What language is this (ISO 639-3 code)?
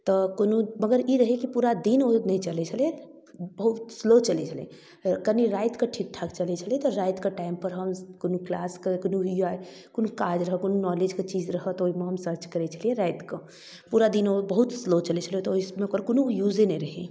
mai